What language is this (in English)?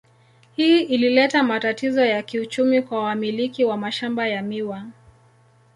Swahili